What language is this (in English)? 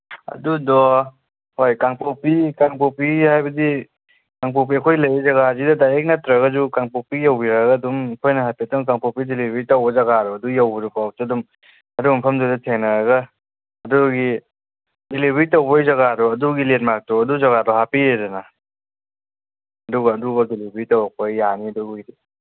Manipuri